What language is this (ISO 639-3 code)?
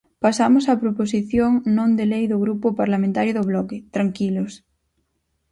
glg